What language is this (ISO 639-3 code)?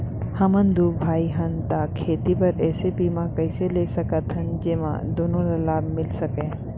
hne